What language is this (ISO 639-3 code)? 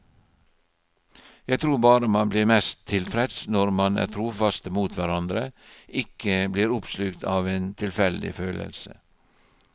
nor